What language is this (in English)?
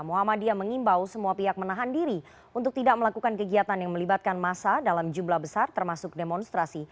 Indonesian